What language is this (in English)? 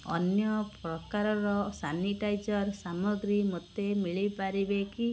Odia